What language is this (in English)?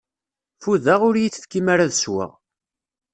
Kabyle